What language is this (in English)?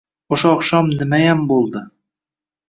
Uzbek